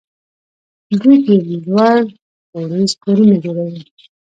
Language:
Pashto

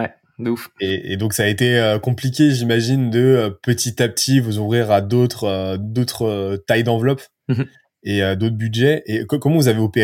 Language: French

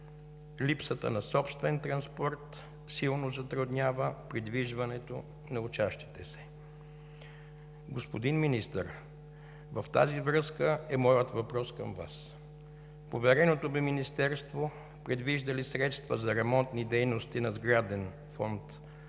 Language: Bulgarian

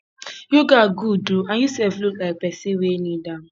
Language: Nigerian Pidgin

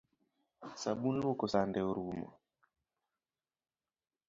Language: Luo (Kenya and Tanzania)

